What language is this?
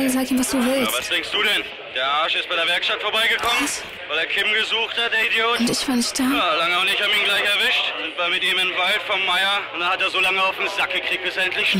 German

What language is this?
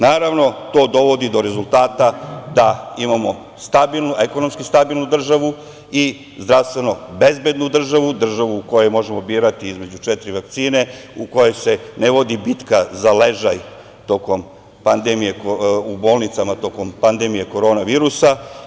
Serbian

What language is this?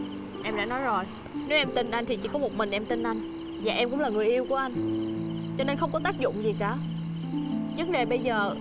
Vietnamese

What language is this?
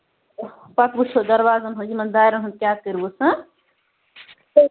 Kashmiri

